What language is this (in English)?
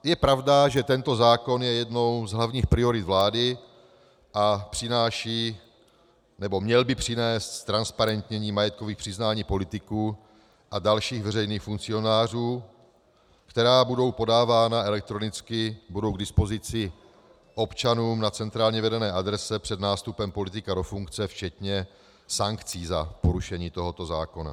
Czech